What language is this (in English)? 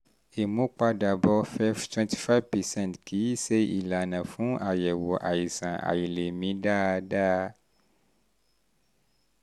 Yoruba